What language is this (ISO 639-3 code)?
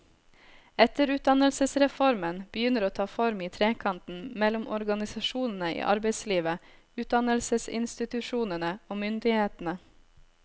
nor